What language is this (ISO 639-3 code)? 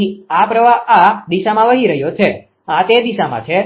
guj